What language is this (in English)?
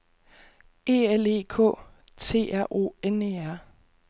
Danish